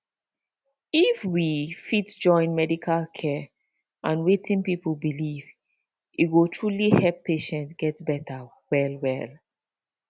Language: Nigerian Pidgin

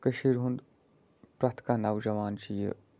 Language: Kashmiri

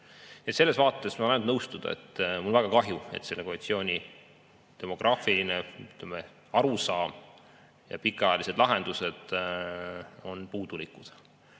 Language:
Estonian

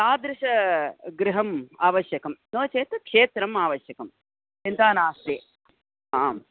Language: Sanskrit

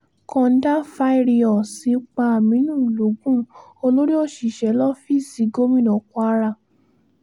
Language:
Yoruba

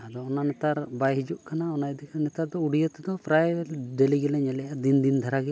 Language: Santali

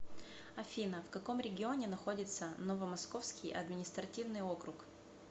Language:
Russian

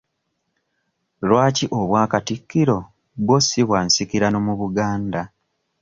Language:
Ganda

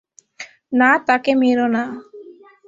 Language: Bangla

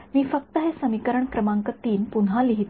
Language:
Marathi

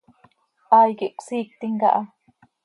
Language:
Seri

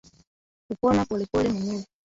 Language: Swahili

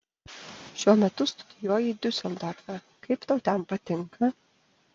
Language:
Lithuanian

